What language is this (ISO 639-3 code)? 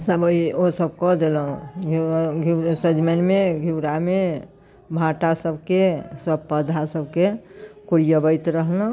mai